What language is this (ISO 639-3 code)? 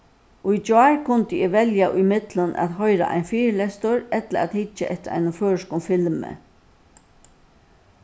fao